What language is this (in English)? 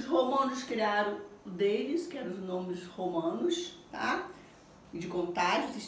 Portuguese